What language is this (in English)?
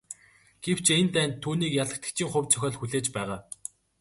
Mongolian